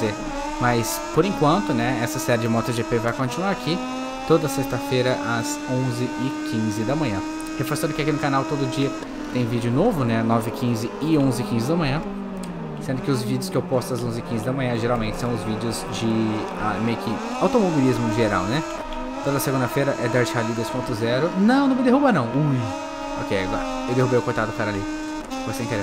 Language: Portuguese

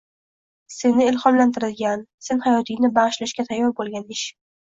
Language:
Uzbek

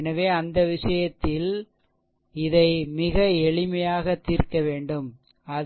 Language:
Tamil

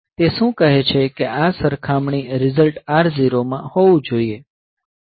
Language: Gujarati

